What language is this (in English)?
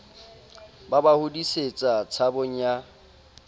Southern Sotho